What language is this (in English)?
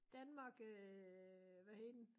Danish